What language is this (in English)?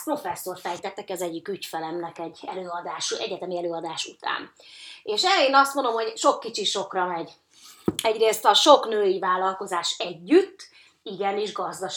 Hungarian